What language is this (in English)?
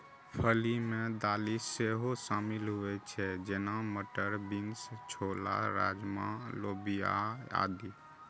Maithili